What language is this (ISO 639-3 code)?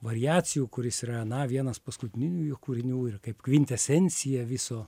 lit